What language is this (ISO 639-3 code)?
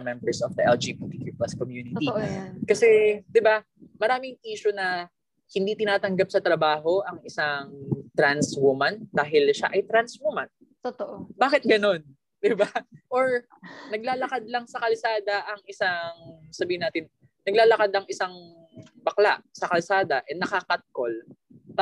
fil